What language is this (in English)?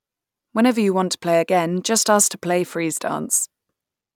English